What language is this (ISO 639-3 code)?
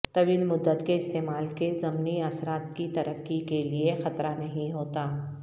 urd